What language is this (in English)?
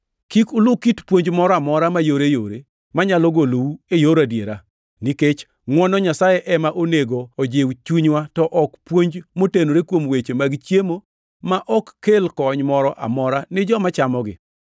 Luo (Kenya and Tanzania)